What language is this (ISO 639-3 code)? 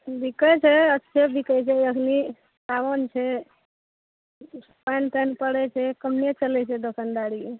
mai